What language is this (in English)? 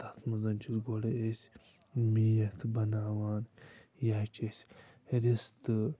Kashmiri